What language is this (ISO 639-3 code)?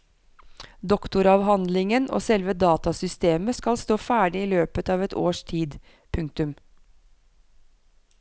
nor